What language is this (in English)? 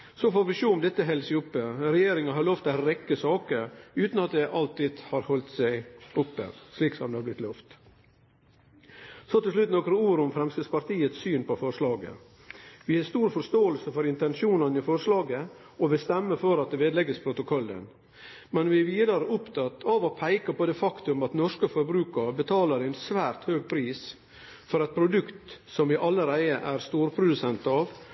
Norwegian Nynorsk